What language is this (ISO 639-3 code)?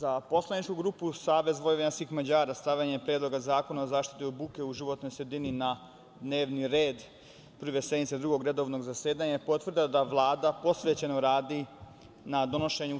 srp